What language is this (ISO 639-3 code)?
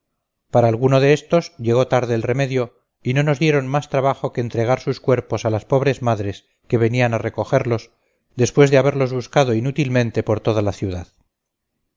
spa